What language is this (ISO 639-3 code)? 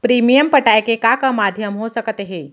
hne